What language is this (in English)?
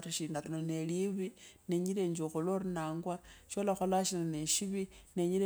Kabras